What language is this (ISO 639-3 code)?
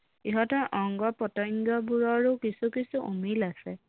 asm